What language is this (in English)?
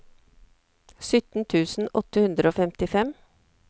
Norwegian